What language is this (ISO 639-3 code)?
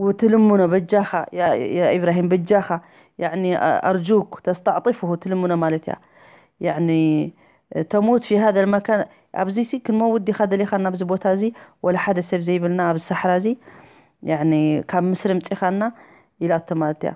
ara